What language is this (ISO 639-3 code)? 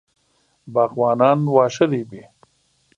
pus